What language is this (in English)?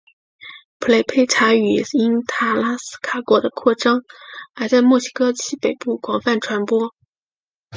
Chinese